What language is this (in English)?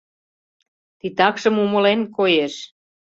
Mari